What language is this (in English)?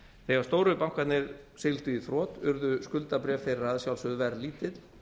Icelandic